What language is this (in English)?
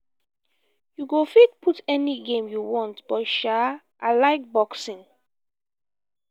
Nigerian Pidgin